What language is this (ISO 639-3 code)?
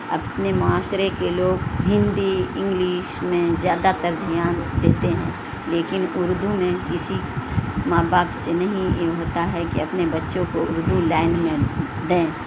urd